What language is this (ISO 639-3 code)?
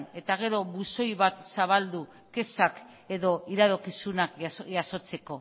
eus